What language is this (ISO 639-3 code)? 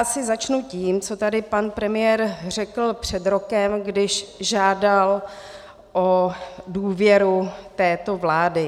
ces